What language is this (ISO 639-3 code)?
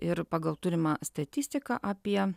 lit